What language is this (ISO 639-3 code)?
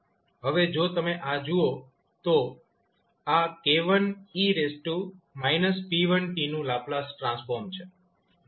guj